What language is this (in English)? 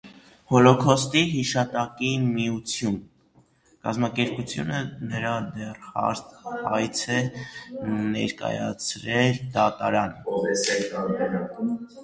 Armenian